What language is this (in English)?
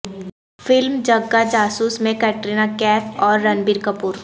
Urdu